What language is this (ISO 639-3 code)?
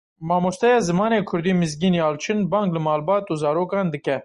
kur